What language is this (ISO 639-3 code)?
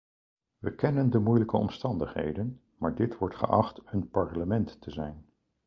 nld